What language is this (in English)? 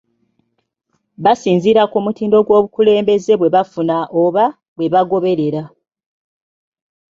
Ganda